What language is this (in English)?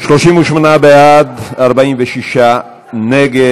Hebrew